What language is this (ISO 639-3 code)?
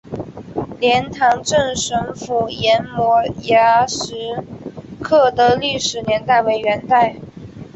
zho